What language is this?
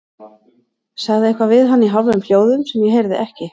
Icelandic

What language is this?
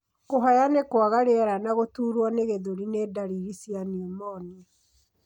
Kikuyu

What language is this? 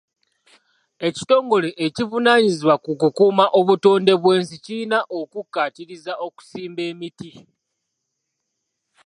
Ganda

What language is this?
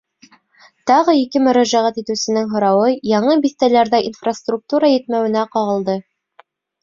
Bashkir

